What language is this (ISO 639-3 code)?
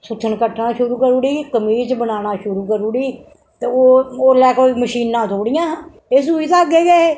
doi